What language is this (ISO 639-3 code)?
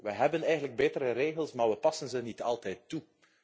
nld